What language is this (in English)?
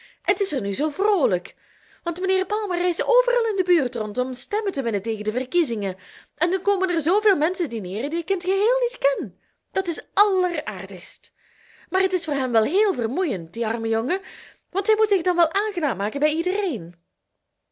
Dutch